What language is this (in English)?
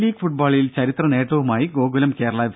Malayalam